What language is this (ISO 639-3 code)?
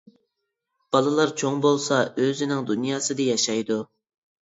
uig